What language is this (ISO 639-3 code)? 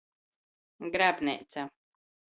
ltg